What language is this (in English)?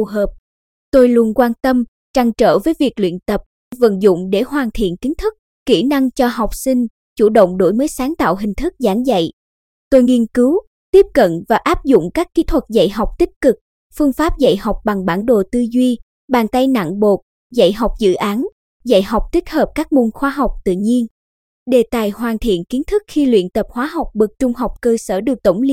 Vietnamese